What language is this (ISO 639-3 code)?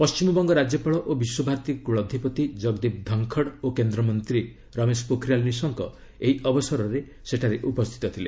ori